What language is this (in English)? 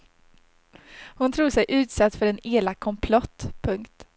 Swedish